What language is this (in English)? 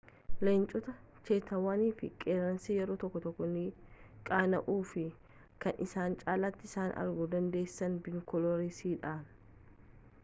Oromo